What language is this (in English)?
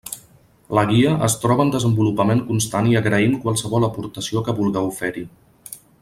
Catalan